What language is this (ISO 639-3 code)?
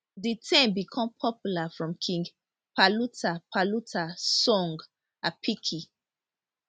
pcm